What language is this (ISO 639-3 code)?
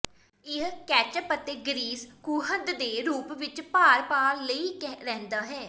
pan